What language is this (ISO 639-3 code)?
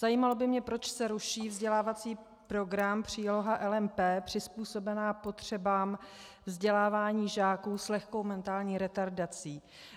ces